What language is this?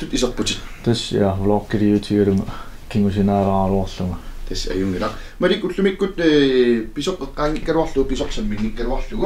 French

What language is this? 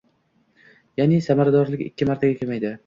Uzbek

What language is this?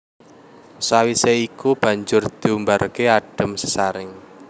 Javanese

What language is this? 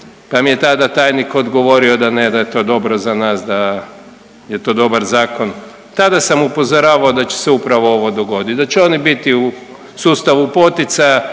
Croatian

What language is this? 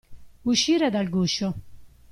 Italian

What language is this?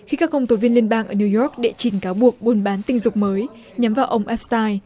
Vietnamese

